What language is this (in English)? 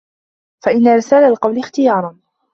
Arabic